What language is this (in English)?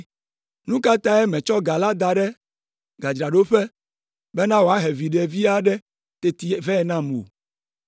Ewe